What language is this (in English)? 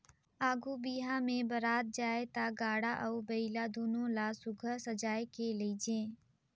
Chhattisgarhi